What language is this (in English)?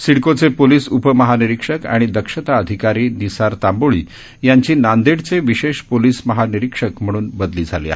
Marathi